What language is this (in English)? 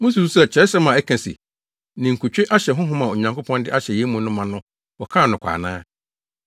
Akan